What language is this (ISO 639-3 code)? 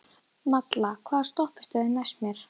isl